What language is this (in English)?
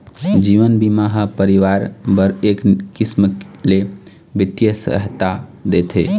Chhattisgarhi